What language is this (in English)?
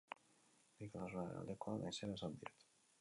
Basque